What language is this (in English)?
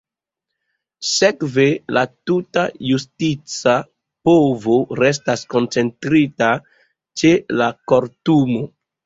Esperanto